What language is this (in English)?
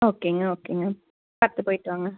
Tamil